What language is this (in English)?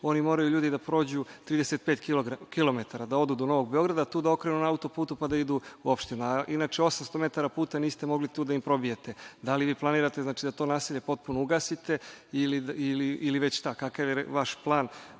Serbian